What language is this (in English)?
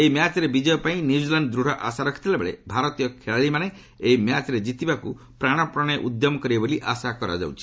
Odia